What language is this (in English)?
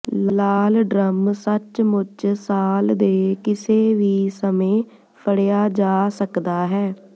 Punjabi